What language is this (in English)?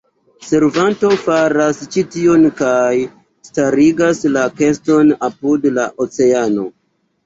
Esperanto